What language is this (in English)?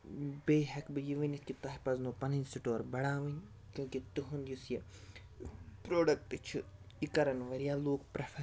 Kashmiri